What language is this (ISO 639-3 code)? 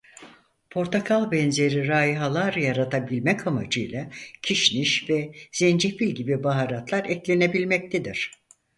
tur